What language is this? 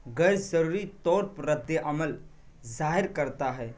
Urdu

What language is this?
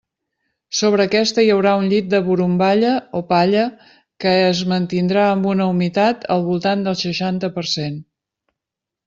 Catalan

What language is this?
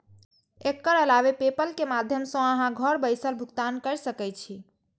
Maithili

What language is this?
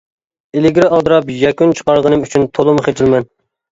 Uyghur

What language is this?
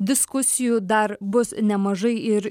Lithuanian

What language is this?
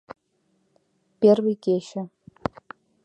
Mari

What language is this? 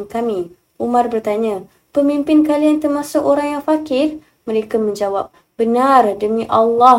Malay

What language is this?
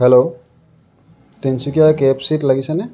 Assamese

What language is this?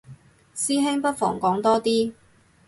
Cantonese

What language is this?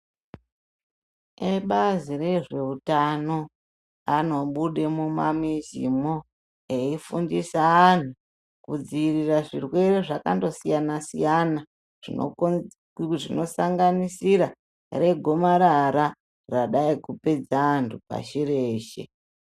Ndau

